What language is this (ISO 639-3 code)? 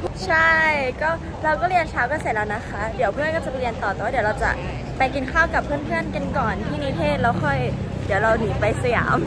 tha